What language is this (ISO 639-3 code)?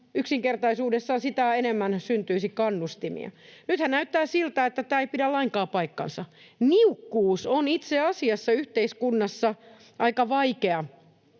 fin